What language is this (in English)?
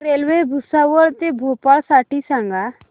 Marathi